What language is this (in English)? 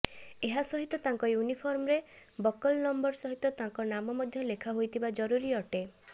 Odia